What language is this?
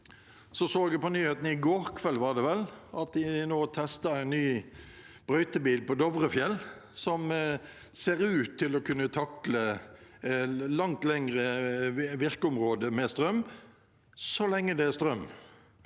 Norwegian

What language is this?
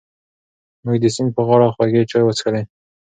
Pashto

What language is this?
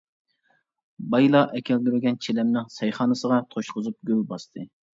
Uyghur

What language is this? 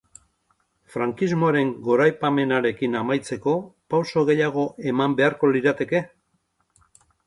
Basque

